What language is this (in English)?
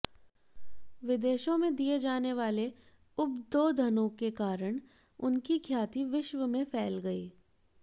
Hindi